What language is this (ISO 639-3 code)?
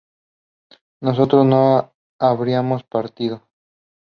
spa